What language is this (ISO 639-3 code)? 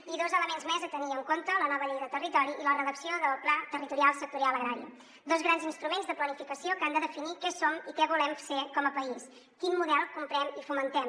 cat